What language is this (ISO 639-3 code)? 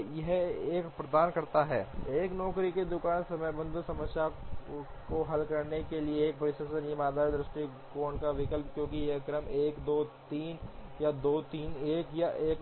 hin